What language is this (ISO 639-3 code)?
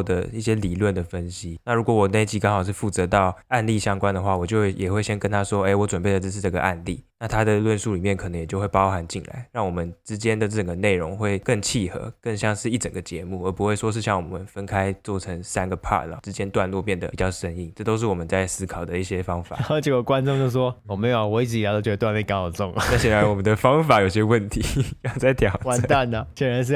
zho